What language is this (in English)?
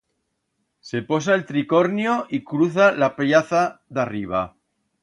Aragonese